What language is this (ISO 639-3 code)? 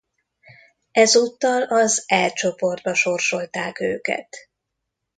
hun